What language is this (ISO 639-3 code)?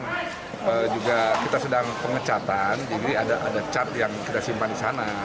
ind